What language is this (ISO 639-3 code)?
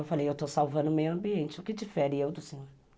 por